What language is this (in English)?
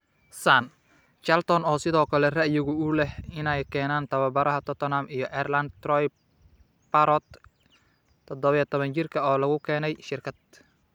Somali